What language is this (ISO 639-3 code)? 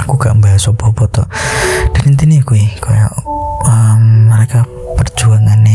ind